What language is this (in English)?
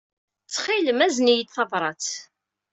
Kabyle